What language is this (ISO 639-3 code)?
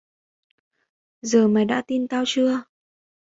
vie